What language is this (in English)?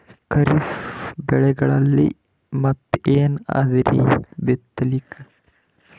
Kannada